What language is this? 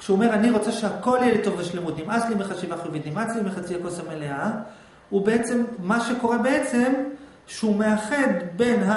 Hebrew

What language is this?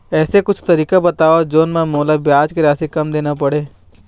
Chhattisgarhi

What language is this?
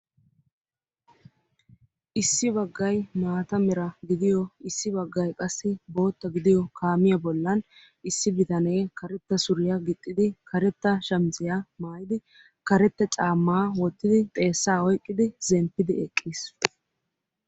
Wolaytta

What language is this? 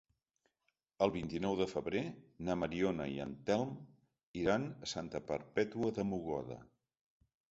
Catalan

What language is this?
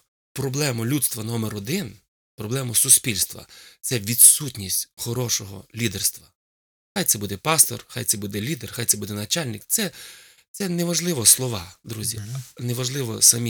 Ukrainian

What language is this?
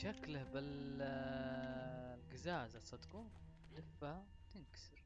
Arabic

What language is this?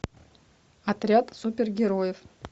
Russian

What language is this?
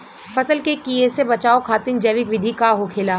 Bhojpuri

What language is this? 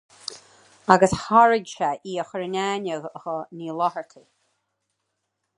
Irish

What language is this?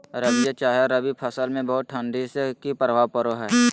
Magahi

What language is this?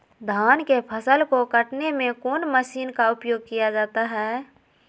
Magahi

